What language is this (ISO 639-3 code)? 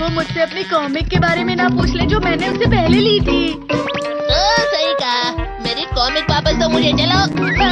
hin